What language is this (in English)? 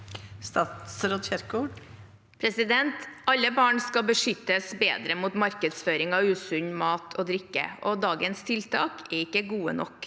Norwegian